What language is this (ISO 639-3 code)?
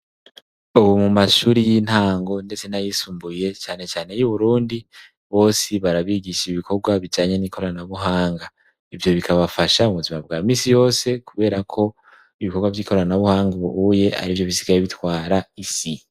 run